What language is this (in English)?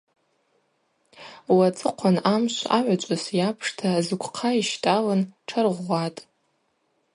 Abaza